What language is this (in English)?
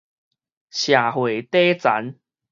Min Nan Chinese